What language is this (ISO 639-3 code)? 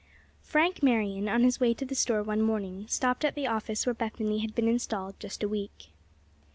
eng